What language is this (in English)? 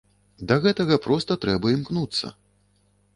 Belarusian